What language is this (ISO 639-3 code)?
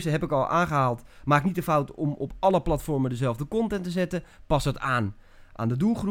nld